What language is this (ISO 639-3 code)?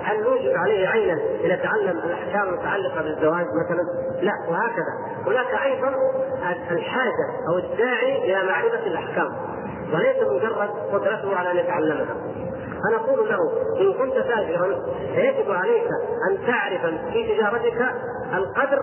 ara